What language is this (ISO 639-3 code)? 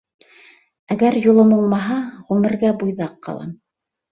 bak